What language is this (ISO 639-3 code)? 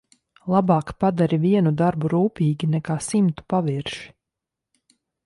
lav